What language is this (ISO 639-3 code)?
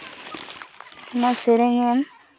sat